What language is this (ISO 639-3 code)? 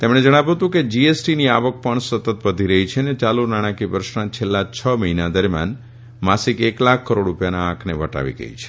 guj